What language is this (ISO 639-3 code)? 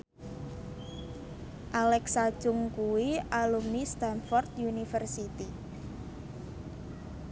jav